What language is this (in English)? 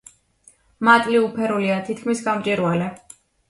Georgian